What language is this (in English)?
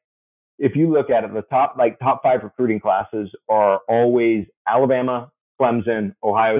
English